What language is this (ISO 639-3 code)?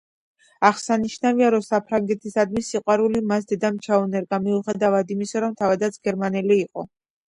kat